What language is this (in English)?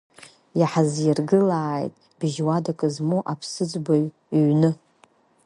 Abkhazian